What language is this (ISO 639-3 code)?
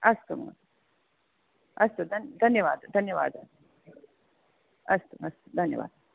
san